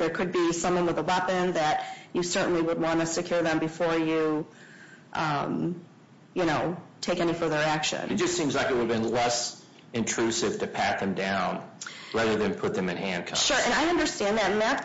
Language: English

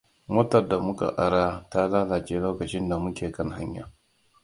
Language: Hausa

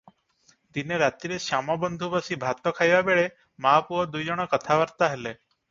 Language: Odia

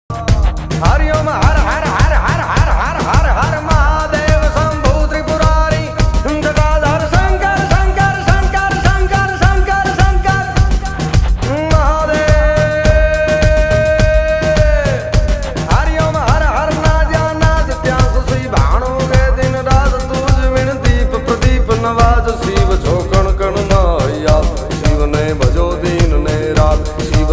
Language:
Arabic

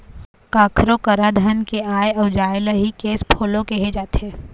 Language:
Chhattisgarhi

